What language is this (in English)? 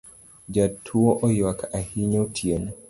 Luo (Kenya and Tanzania)